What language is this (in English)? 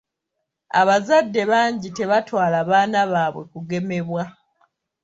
Ganda